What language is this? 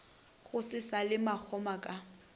Northern Sotho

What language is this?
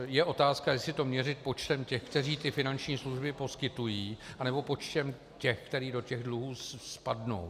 Czech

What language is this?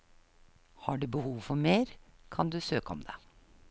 Norwegian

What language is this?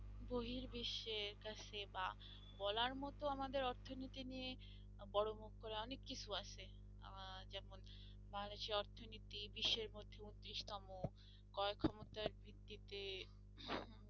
Bangla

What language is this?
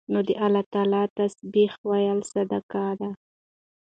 Pashto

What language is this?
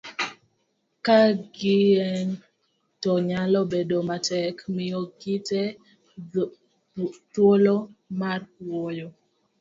Luo (Kenya and Tanzania)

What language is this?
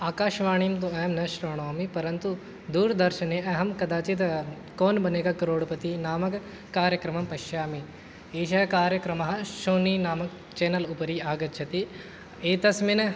Sanskrit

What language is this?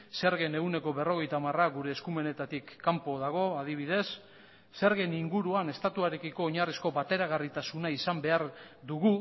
Basque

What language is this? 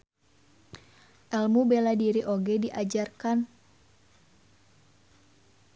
Sundanese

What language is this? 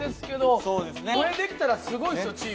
Japanese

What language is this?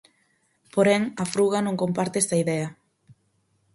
Galician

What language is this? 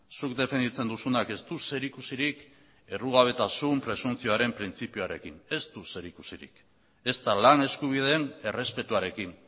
Basque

